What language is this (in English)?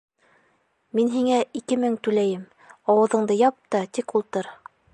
Bashkir